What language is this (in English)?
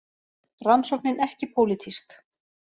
Icelandic